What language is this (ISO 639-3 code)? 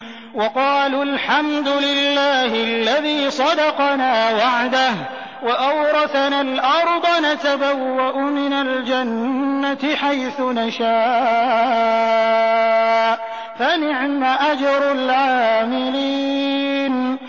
ara